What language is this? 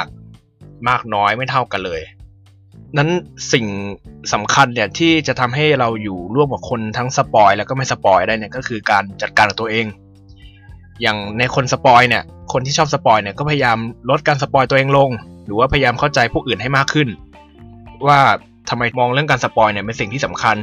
Thai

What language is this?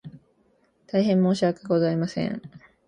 Japanese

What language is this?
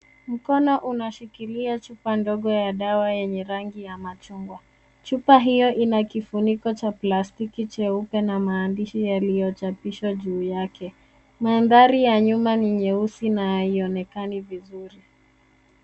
Swahili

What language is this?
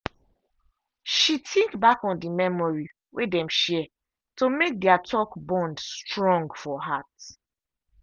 Nigerian Pidgin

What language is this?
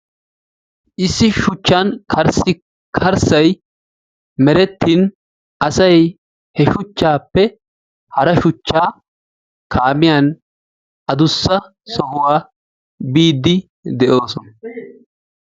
Wolaytta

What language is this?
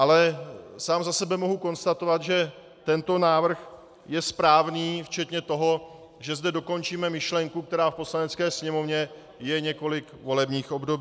Czech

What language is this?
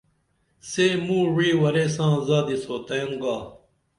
Dameli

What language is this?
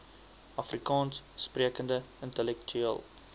Afrikaans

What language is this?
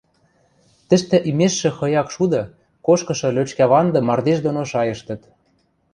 Western Mari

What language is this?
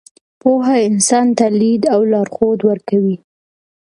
Pashto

